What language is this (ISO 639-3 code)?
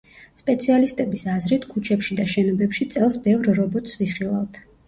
kat